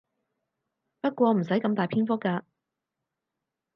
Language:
Cantonese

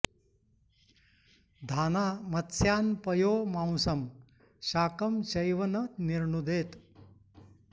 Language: Sanskrit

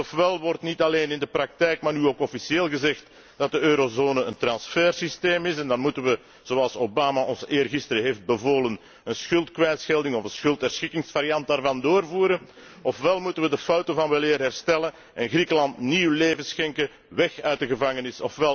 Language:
Dutch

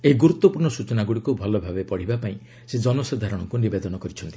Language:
Odia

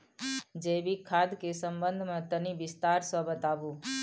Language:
Maithili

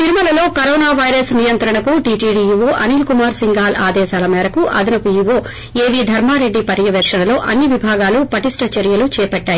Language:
Telugu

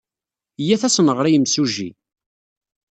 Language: Kabyle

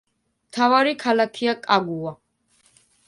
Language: Georgian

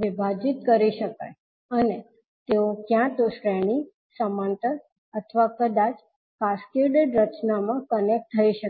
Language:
Gujarati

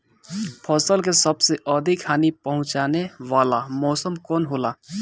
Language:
Bhojpuri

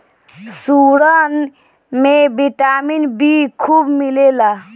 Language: Bhojpuri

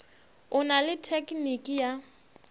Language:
Northern Sotho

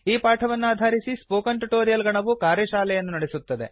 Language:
Kannada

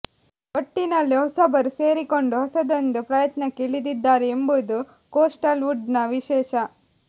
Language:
Kannada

